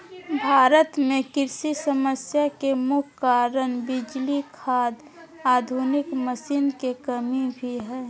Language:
Magahi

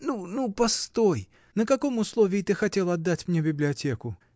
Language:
Russian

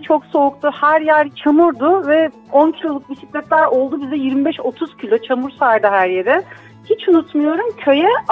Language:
Turkish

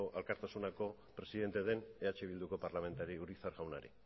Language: Basque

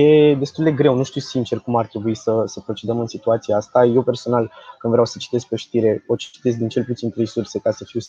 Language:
Romanian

